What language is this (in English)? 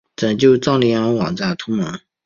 Chinese